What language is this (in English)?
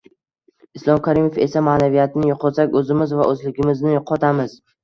Uzbek